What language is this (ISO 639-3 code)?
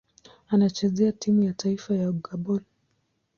swa